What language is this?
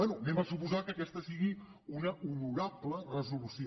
Catalan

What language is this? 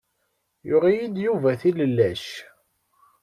Kabyle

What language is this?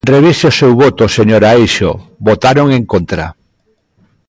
Galician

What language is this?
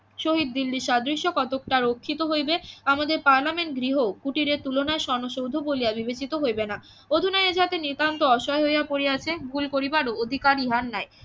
Bangla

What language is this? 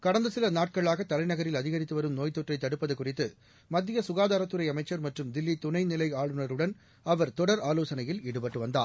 Tamil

